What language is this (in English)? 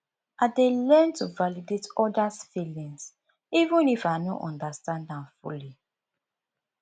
Nigerian Pidgin